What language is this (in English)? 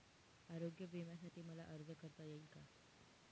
Marathi